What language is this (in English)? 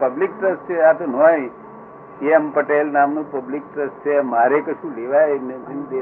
Gujarati